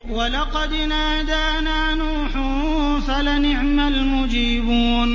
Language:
Arabic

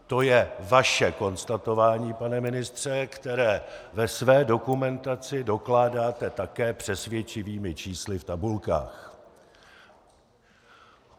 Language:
Czech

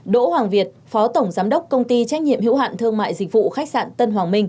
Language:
Vietnamese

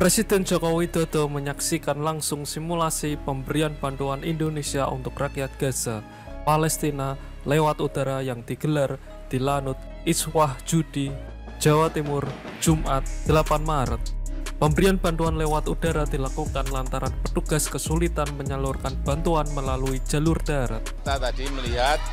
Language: Indonesian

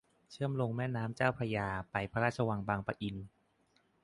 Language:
Thai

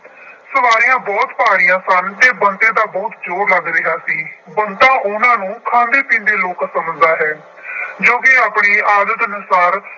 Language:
Punjabi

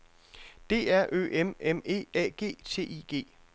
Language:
Danish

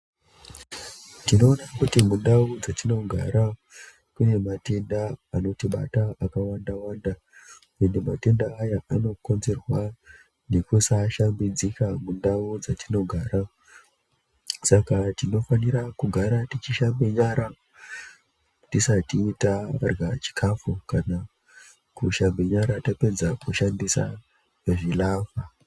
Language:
Ndau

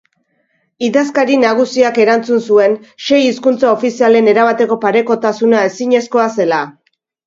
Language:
Basque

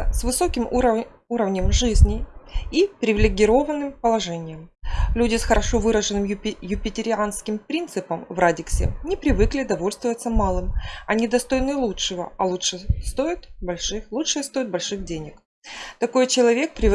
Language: Russian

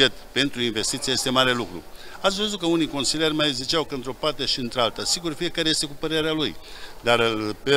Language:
Romanian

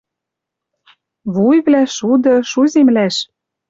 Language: Western Mari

